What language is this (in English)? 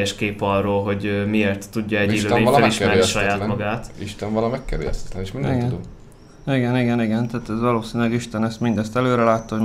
Hungarian